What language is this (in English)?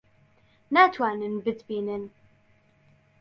Central Kurdish